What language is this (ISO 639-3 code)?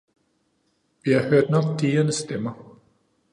dan